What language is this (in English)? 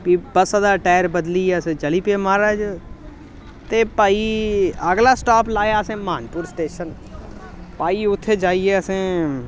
Dogri